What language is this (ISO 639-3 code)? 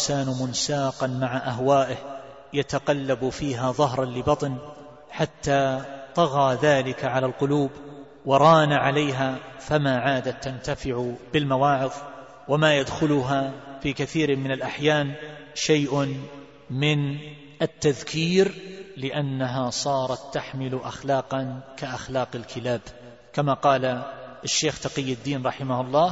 ara